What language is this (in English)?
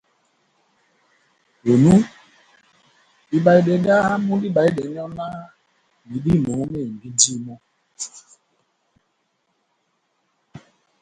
Batanga